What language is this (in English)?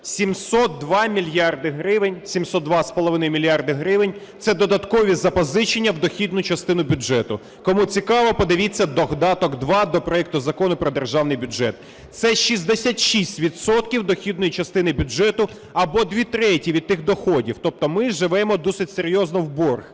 Ukrainian